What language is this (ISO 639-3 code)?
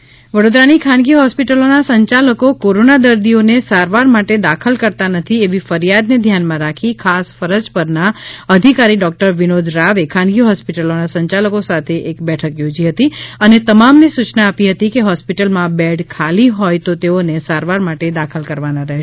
guj